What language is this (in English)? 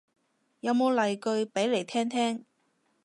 Cantonese